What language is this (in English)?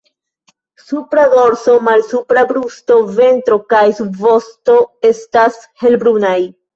Esperanto